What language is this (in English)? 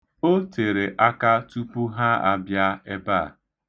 Igbo